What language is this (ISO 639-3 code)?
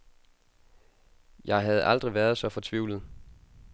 dan